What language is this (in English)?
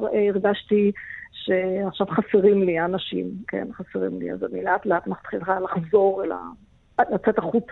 Hebrew